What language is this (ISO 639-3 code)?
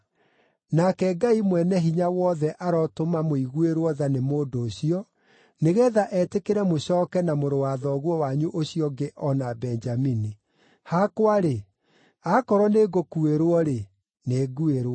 kik